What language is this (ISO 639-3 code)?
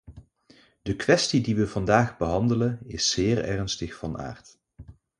nld